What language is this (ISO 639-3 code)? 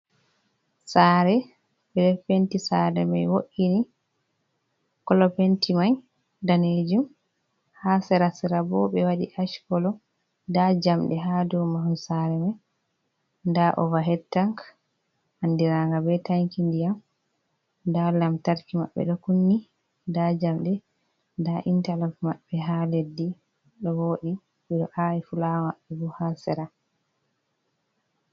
ful